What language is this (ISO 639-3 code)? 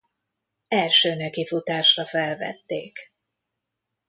hun